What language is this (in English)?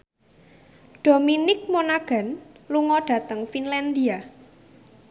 Javanese